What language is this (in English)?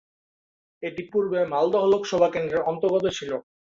Bangla